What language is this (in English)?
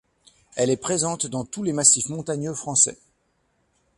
French